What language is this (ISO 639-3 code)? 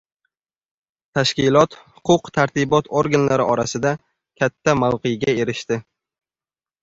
uzb